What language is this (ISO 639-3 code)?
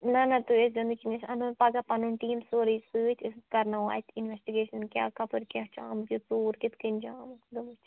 kas